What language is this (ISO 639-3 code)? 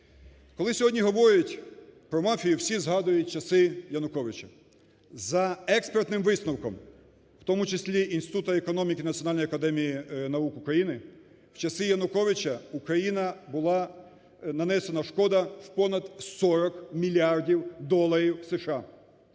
ukr